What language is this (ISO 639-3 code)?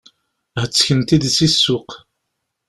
kab